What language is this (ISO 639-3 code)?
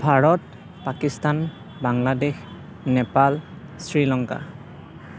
asm